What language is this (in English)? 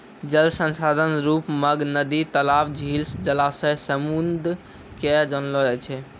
Maithili